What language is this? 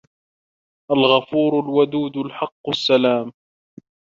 Arabic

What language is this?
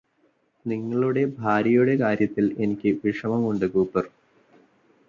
Malayalam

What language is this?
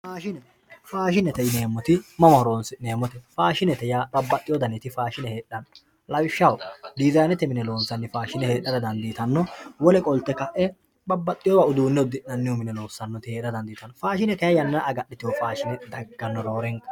Sidamo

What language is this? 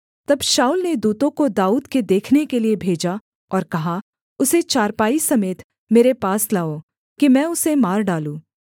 Hindi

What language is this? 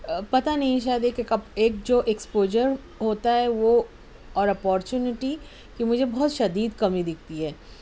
Urdu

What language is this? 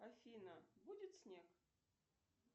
Russian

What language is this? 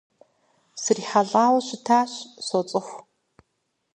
Kabardian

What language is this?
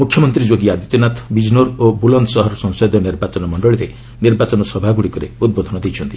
Odia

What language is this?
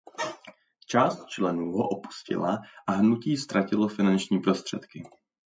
Czech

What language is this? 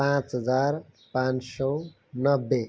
Nepali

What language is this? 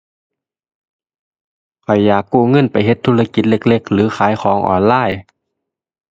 Thai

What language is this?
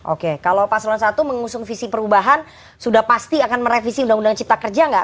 Indonesian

